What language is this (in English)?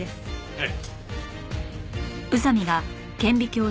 Japanese